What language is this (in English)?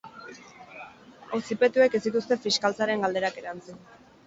Basque